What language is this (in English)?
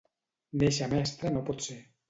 Catalan